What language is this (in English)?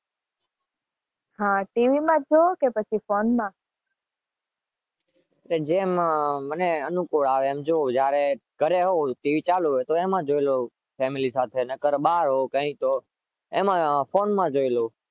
Gujarati